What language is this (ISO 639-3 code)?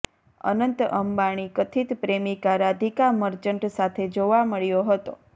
guj